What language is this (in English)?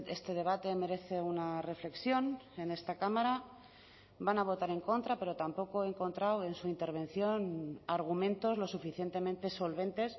Spanish